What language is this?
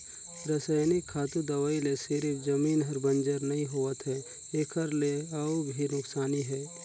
Chhattisgarhi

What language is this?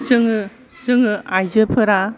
Bodo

